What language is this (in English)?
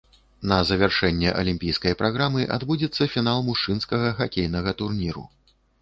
Belarusian